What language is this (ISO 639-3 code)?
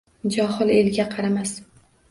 uzb